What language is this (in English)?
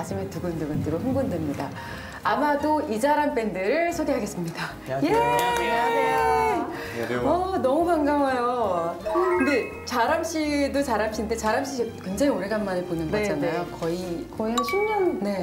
Korean